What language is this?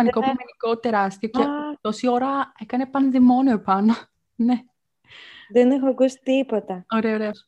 Greek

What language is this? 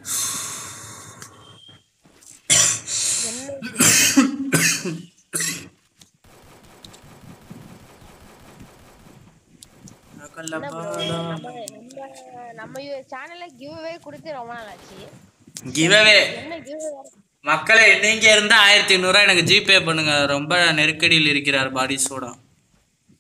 Tamil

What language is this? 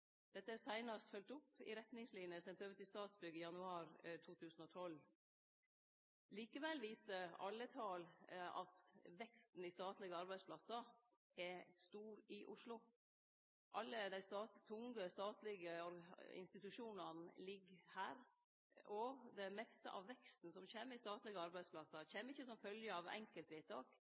Norwegian Nynorsk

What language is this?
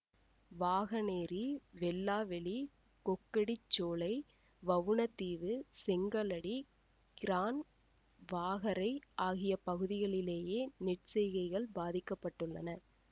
Tamil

